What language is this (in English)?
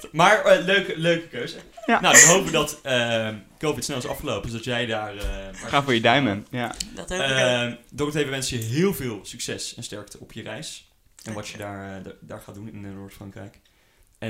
Dutch